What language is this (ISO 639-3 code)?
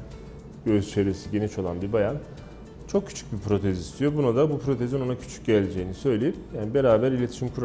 tur